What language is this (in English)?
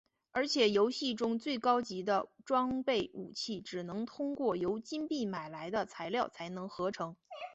Chinese